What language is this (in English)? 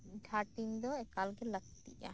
Santali